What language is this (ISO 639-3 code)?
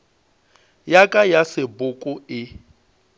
nso